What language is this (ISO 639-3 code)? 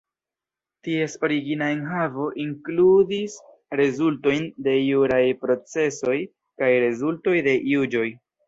epo